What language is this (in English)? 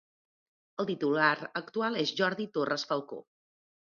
Catalan